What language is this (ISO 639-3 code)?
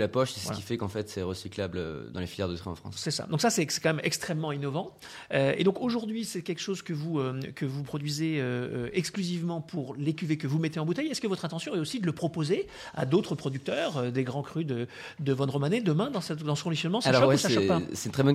fra